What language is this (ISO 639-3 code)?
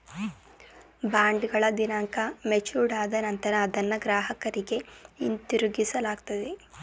kan